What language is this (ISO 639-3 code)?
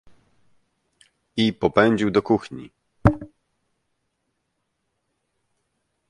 pol